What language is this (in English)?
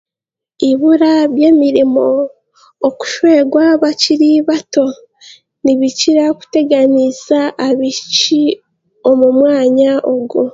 Chiga